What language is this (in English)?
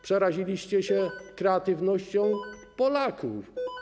Polish